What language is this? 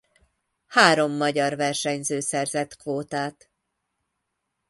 Hungarian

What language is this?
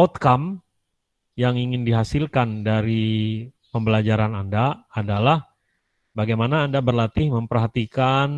Indonesian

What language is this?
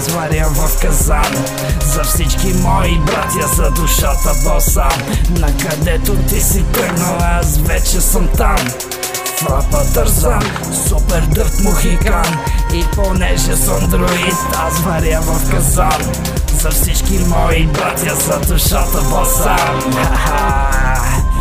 Bulgarian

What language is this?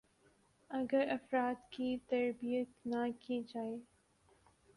Urdu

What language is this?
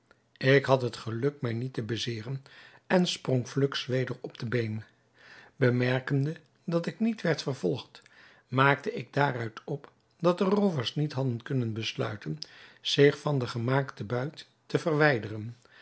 Dutch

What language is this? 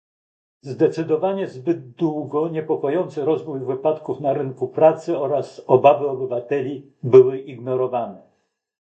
Polish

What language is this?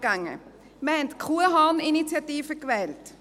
Swiss German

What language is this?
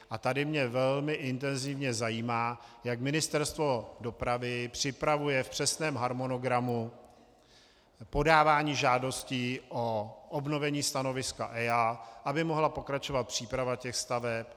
Czech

